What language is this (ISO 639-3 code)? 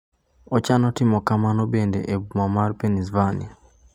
luo